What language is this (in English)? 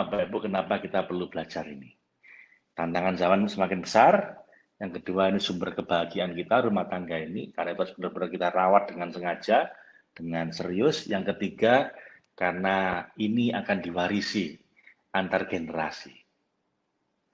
Indonesian